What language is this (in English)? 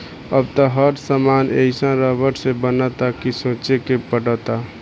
Bhojpuri